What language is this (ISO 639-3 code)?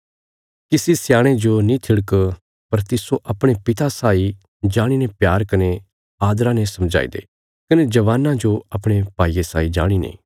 kfs